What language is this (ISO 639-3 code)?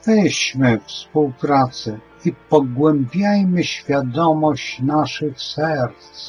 pol